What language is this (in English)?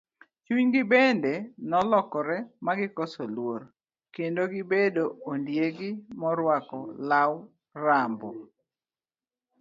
Luo (Kenya and Tanzania)